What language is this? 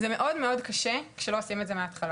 Hebrew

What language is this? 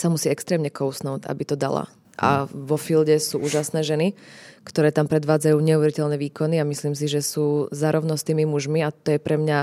Czech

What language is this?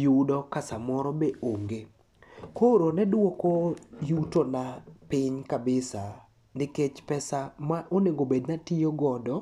Luo (Kenya and Tanzania)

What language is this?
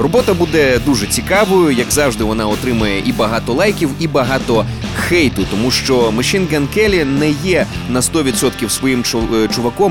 Ukrainian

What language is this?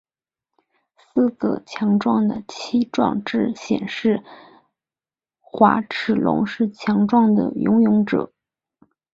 Chinese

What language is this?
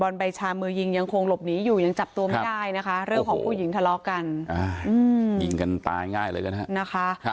Thai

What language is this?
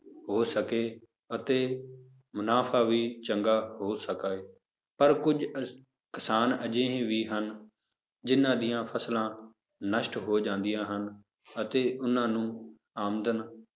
Punjabi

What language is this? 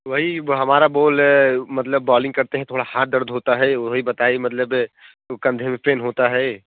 Hindi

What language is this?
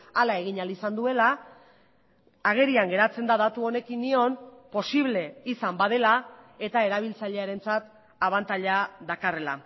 Basque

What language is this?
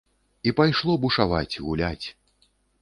Belarusian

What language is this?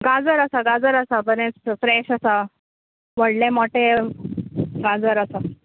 Konkani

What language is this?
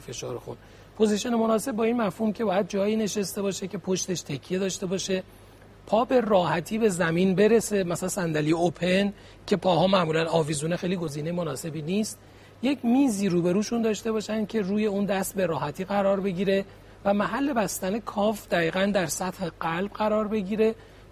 Persian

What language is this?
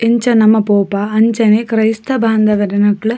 Tulu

